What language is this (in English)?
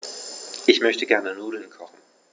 German